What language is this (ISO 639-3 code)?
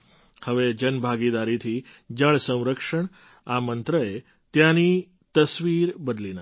guj